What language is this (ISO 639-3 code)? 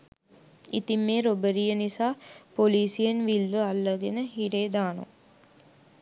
sin